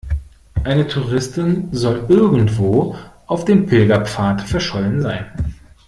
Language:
German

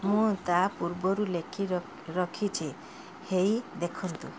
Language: Odia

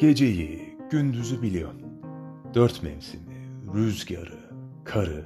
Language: Turkish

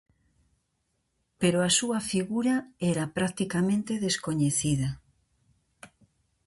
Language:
Galician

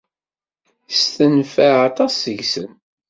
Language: Kabyle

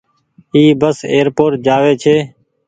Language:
Goaria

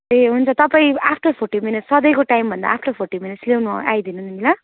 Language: Nepali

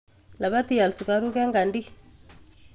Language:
Kalenjin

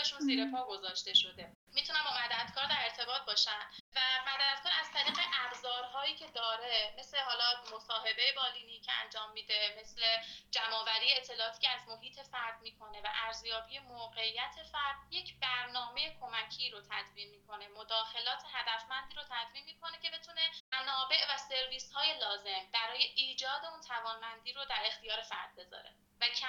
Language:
Persian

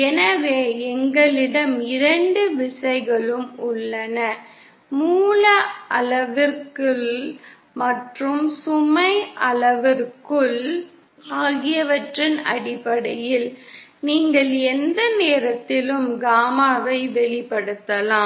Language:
Tamil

